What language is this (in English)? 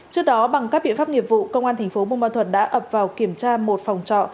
Vietnamese